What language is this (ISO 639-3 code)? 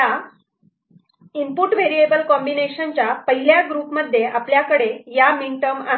mar